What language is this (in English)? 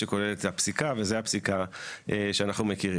Hebrew